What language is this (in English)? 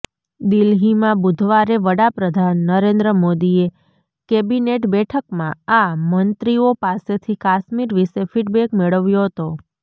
Gujarati